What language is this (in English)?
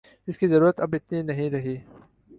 Urdu